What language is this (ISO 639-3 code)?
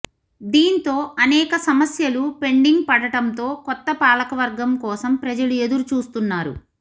tel